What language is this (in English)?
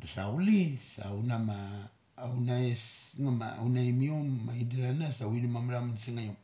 Mali